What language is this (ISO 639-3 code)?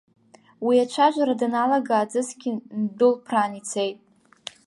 abk